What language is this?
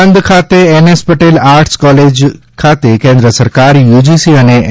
Gujarati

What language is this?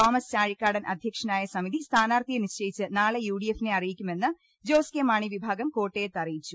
Malayalam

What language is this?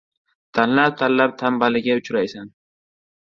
Uzbek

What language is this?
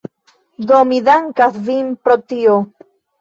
Esperanto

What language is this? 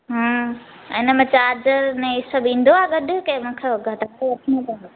Sindhi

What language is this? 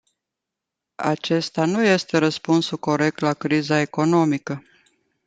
Romanian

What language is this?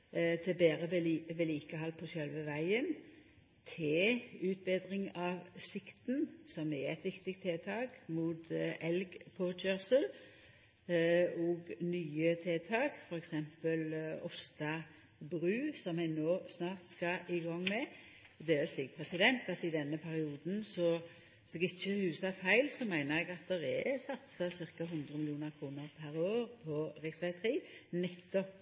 Norwegian Nynorsk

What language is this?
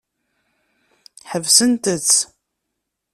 Kabyle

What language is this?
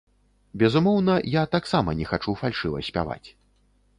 Belarusian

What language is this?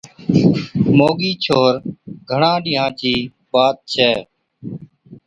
Od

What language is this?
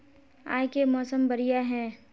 Magahi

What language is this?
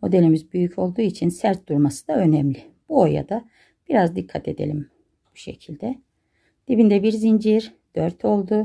Turkish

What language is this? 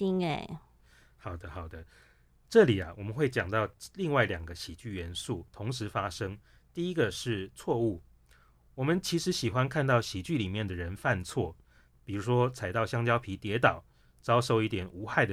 Chinese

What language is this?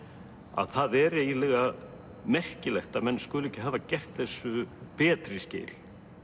Icelandic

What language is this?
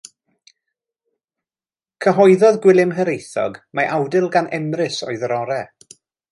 Welsh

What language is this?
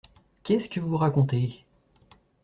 French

